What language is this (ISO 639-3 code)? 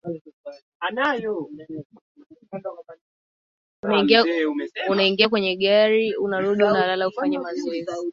swa